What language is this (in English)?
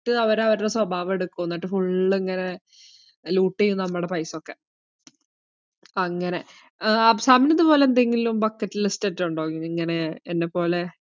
Malayalam